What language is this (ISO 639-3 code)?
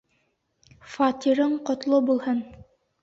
bak